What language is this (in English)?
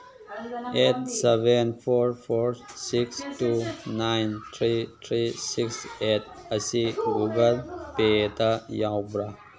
Manipuri